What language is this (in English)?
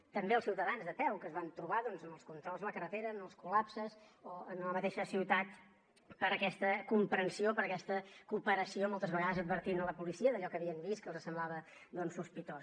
Catalan